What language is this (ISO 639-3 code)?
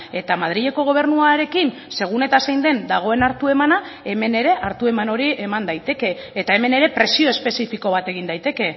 eus